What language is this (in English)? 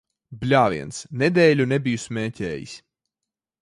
Latvian